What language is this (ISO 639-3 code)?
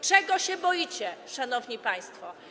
pol